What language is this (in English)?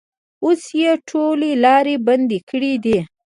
Pashto